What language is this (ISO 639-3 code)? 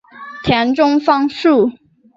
zho